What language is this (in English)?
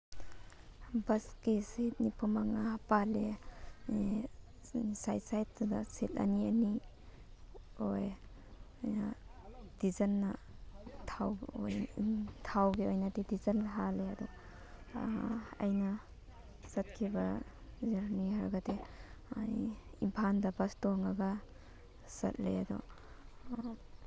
Manipuri